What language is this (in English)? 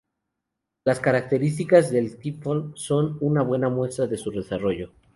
Spanish